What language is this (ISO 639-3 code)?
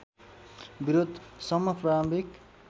nep